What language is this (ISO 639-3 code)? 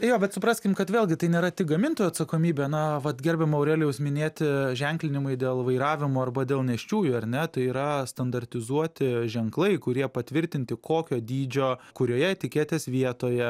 lit